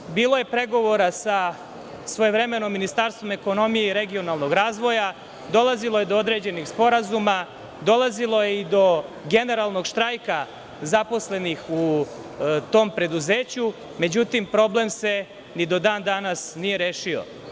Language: Serbian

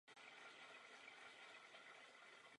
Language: Czech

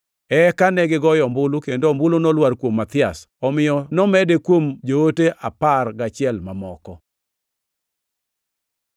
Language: Luo (Kenya and Tanzania)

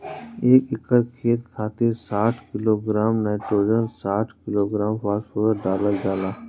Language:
Bhojpuri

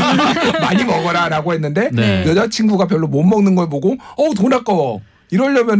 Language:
Korean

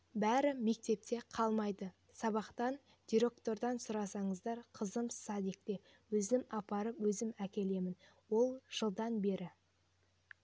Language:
Kazakh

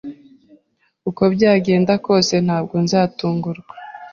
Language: Kinyarwanda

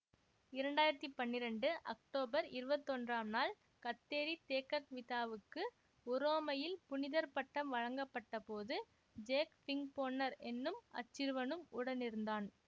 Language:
Tamil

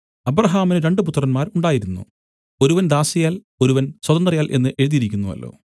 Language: Malayalam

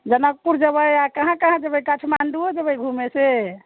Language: Maithili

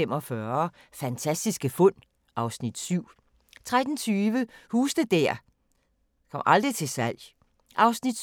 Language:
Danish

